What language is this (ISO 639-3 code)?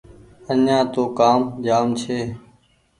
gig